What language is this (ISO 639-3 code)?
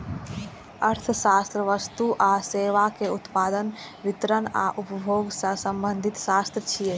mai